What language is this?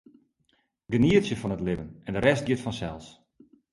Western Frisian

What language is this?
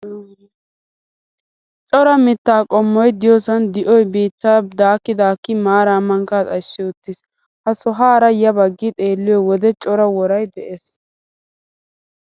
Wolaytta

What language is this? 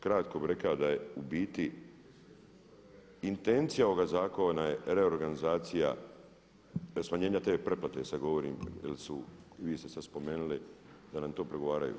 Croatian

